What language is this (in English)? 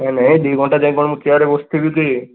Odia